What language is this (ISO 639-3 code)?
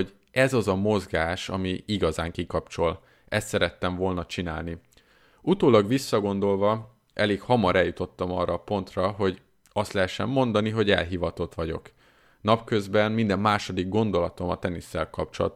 hun